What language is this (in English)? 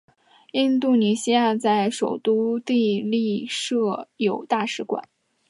Chinese